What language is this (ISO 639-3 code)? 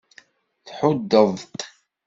kab